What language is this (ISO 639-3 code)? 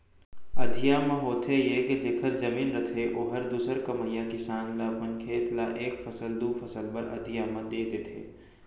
hne